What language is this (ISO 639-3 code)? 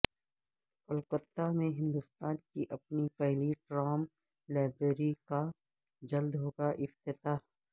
urd